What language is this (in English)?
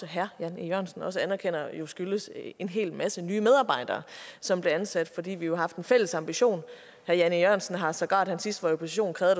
Danish